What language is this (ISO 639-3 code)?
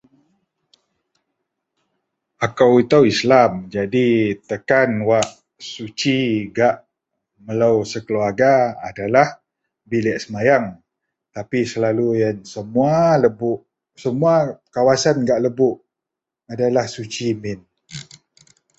mel